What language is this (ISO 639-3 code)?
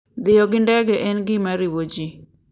luo